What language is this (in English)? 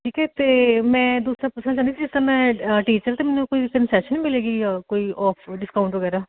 Punjabi